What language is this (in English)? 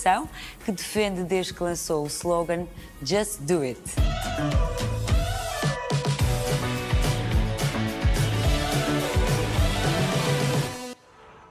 Portuguese